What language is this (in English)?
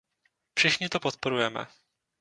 Czech